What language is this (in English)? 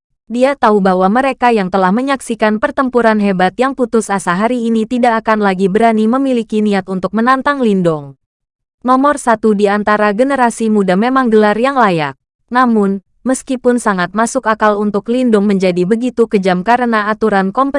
Indonesian